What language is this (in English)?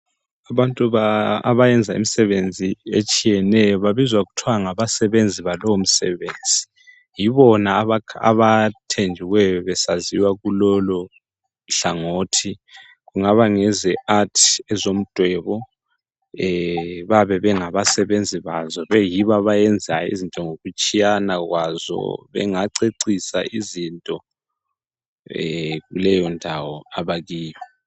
North Ndebele